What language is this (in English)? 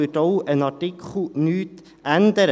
Swiss German